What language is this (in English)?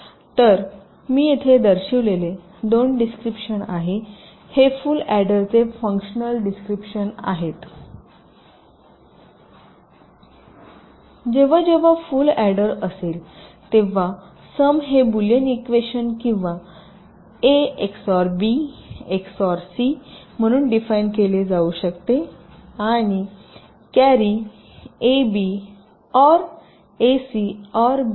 Marathi